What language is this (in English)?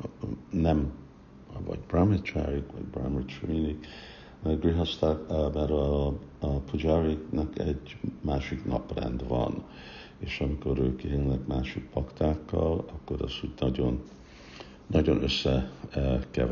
Hungarian